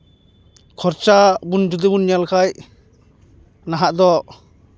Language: Santali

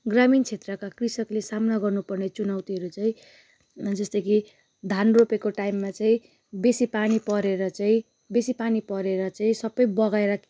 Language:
Nepali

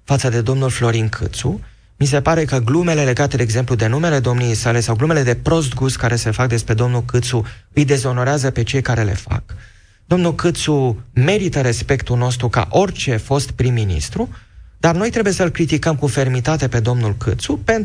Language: Romanian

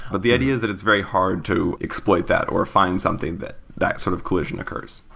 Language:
English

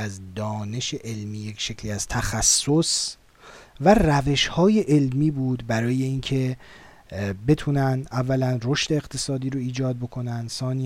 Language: Persian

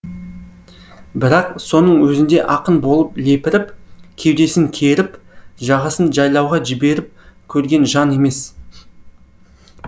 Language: Kazakh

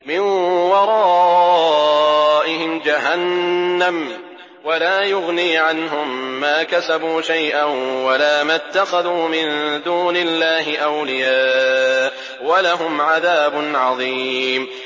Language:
Arabic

